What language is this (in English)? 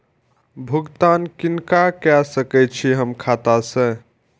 Maithili